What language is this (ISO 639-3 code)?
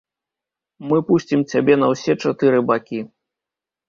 bel